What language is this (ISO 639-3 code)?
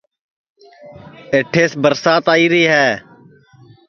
ssi